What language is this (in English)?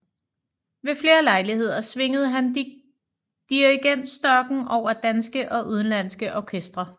Danish